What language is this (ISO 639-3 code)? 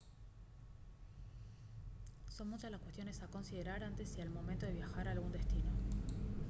spa